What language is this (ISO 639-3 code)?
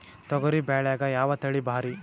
kan